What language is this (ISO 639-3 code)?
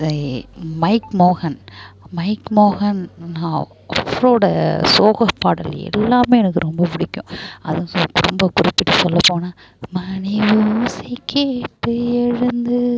tam